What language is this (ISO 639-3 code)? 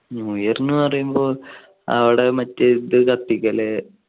mal